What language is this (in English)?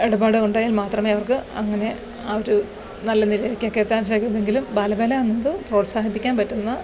Malayalam